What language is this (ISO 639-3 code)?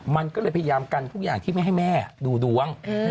tha